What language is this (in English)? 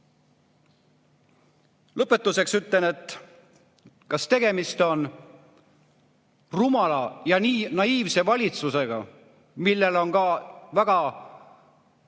Estonian